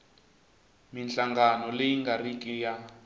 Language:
Tsonga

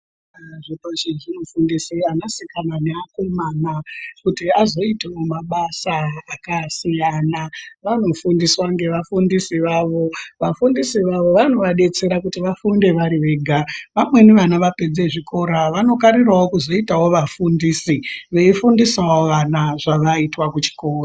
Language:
Ndau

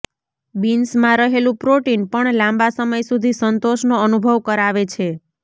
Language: Gujarati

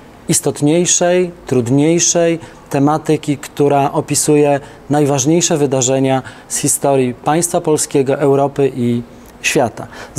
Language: Polish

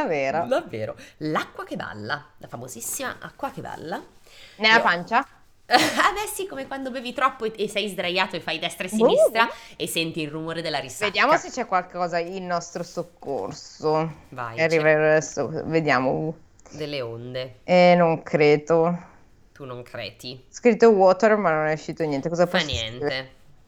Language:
Italian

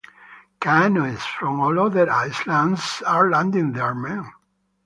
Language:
English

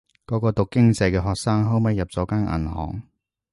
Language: Cantonese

